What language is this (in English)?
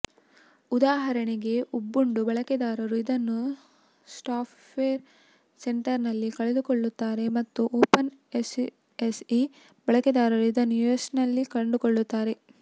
Kannada